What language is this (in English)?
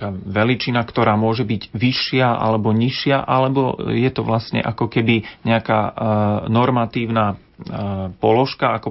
Slovak